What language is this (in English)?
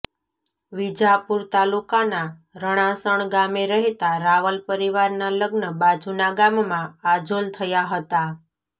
Gujarati